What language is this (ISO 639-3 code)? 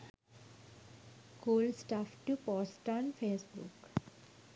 sin